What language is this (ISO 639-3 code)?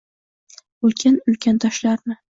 uzb